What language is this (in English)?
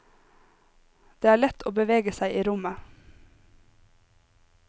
Norwegian